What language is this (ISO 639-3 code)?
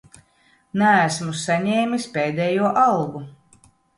lav